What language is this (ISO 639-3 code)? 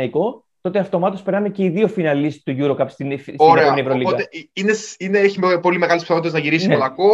ell